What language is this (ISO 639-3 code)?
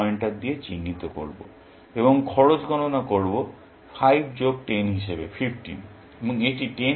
ben